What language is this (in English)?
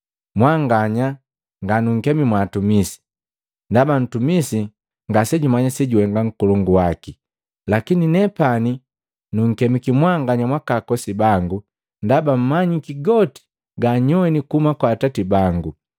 Matengo